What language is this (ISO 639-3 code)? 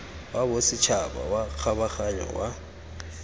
tsn